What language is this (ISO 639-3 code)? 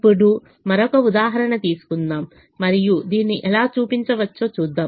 tel